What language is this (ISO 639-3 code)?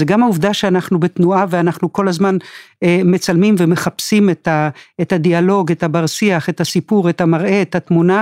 heb